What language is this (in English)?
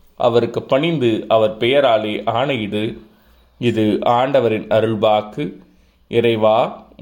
Tamil